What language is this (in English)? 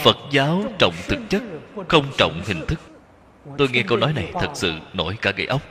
Vietnamese